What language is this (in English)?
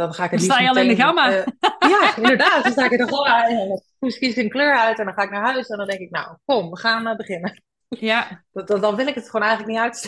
Dutch